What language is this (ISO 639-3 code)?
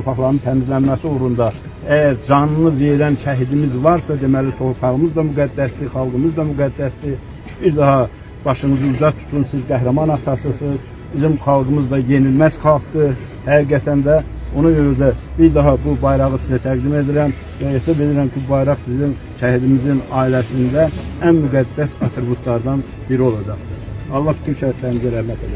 tur